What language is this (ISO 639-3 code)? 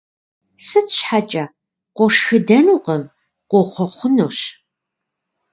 kbd